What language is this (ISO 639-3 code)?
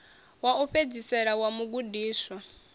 ven